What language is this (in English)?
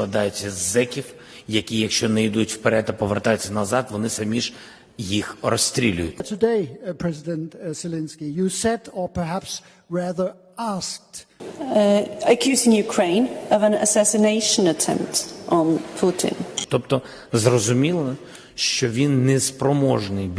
Ukrainian